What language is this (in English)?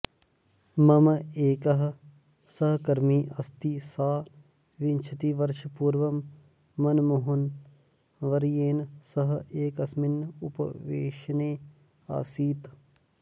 Sanskrit